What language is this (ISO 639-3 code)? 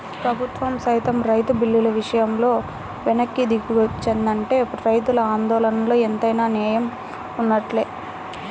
tel